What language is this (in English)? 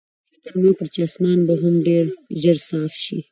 Pashto